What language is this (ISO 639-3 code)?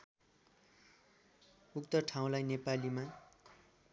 nep